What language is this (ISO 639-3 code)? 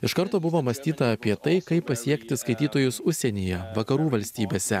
lit